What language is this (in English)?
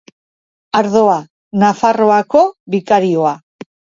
Basque